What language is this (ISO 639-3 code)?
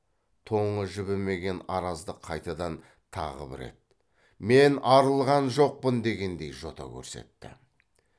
kaz